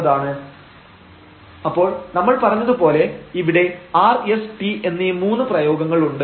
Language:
Malayalam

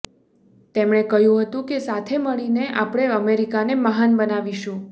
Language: Gujarati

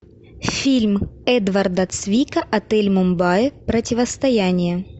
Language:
Russian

